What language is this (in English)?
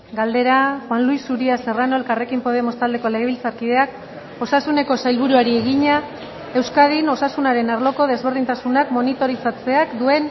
Basque